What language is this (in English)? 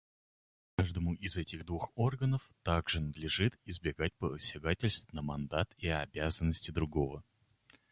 Russian